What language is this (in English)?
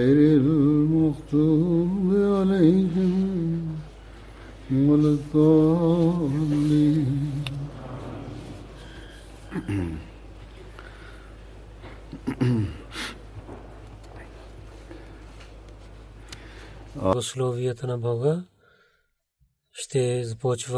Bulgarian